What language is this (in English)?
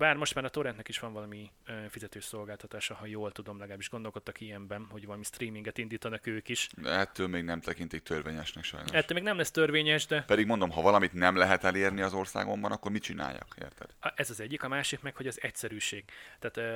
Hungarian